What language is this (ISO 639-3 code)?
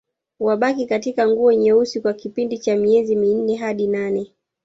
swa